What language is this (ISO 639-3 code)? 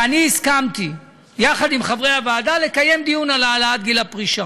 heb